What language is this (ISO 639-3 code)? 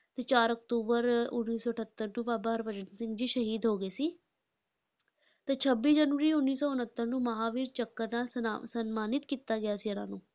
pan